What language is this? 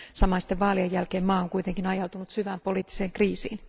Finnish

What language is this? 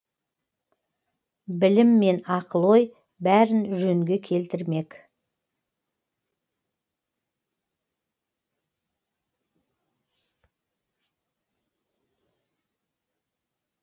Kazakh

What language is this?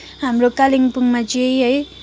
Nepali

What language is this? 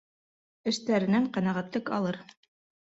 Bashkir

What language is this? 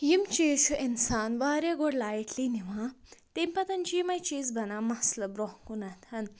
Kashmiri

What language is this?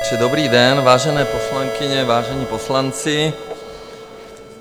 Czech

